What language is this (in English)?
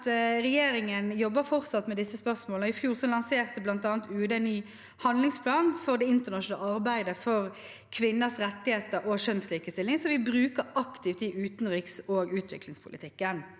Norwegian